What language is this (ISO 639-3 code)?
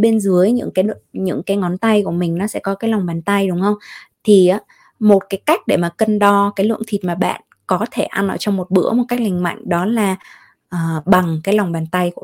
vie